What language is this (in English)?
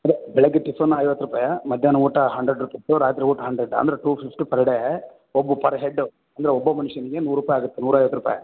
Kannada